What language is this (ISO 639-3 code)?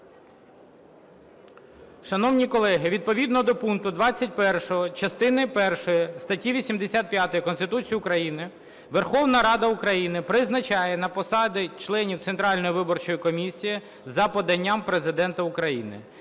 ukr